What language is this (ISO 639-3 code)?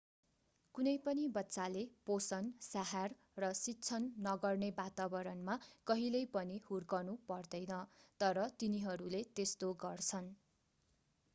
nep